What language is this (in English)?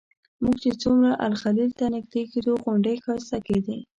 Pashto